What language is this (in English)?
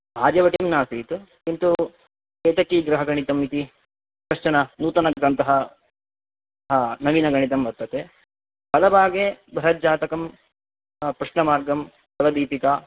Sanskrit